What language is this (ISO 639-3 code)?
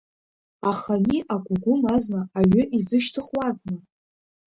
abk